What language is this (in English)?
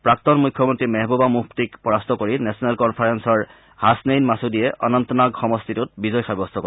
Assamese